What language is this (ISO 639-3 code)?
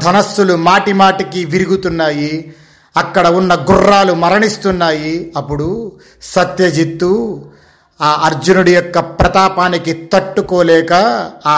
tel